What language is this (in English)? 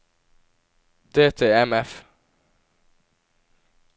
Norwegian